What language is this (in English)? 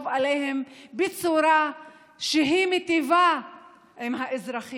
Hebrew